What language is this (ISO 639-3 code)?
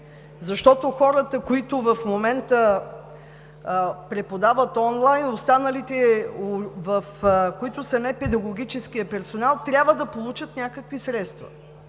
bul